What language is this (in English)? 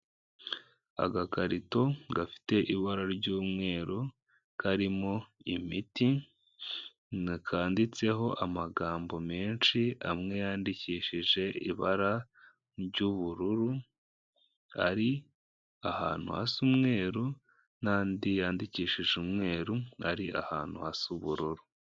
Kinyarwanda